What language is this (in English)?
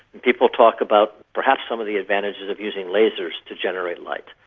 English